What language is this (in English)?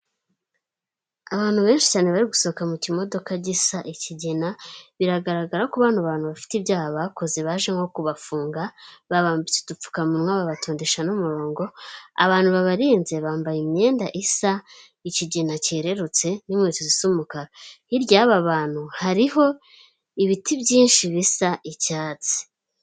Kinyarwanda